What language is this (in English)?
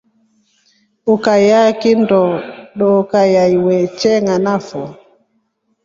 Rombo